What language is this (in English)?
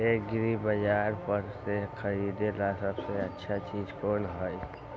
Magahi